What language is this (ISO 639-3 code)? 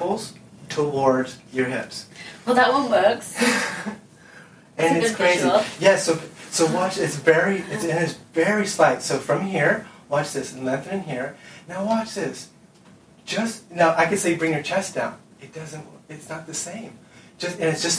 eng